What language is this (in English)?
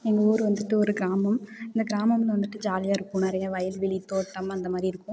Tamil